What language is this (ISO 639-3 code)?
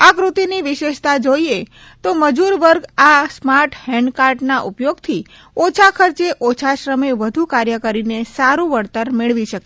guj